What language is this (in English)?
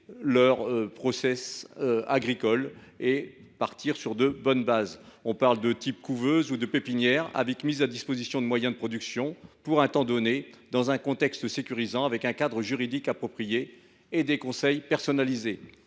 French